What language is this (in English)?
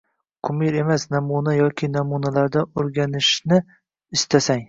Uzbek